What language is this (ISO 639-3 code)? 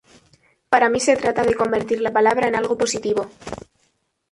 spa